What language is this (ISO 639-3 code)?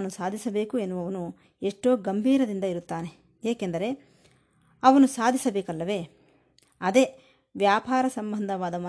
kan